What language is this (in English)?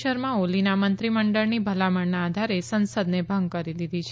Gujarati